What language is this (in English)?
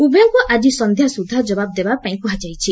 Odia